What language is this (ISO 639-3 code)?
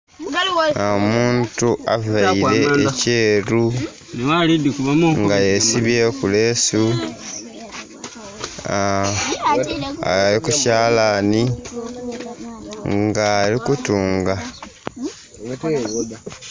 xog